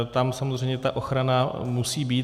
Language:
Czech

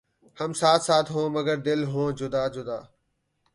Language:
Urdu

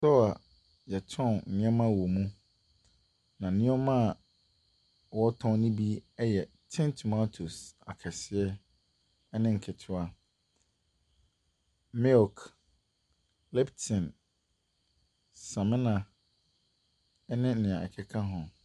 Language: Akan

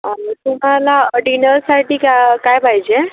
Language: Marathi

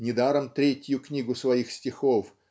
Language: Russian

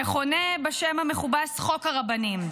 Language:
Hebrew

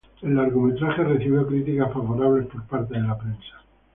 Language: Spanish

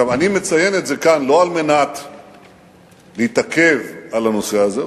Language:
Hebrew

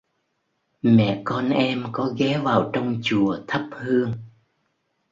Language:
Vietnamese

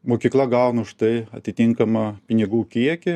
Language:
Lithuanian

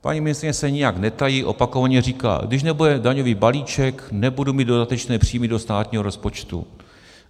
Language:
Czech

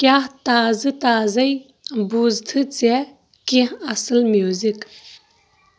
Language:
Kashmiri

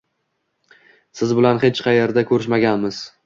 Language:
Uzbek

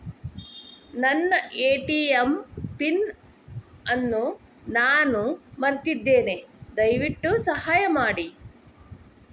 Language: Kannada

